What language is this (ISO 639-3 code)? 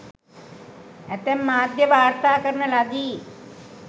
sin